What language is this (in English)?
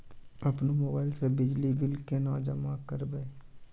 Maithili